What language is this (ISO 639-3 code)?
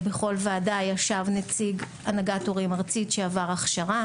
heb